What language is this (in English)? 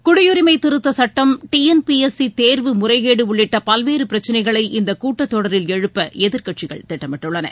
Tamil